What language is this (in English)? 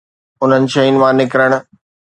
Sindhi